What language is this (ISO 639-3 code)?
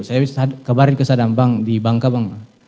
ind